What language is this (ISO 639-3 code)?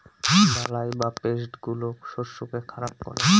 ben